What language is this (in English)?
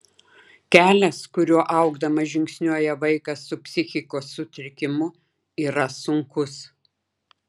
Lithuanian